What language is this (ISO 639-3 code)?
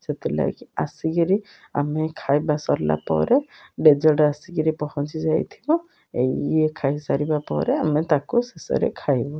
ori